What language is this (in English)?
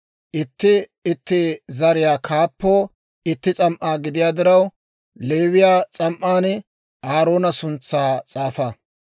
Dawro